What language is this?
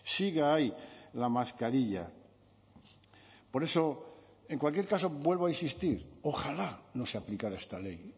Spanish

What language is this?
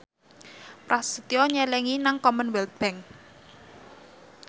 Javanese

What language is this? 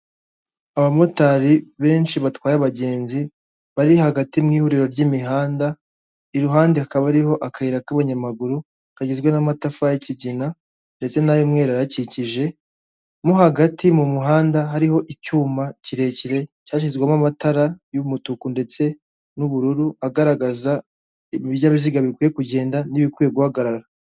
Kinyarwanda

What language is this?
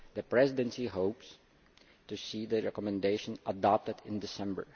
English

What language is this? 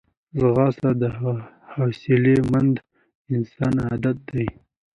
Pashto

